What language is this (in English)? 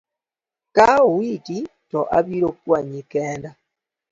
Luo (Kenya and Tanzania)